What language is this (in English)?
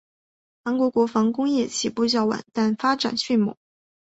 Chinese